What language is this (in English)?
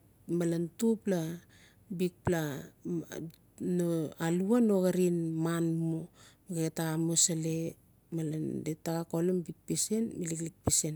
Notsi